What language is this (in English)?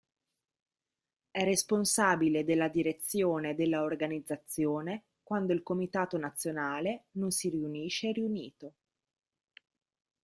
Italian